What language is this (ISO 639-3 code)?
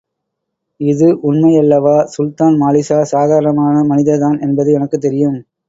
tam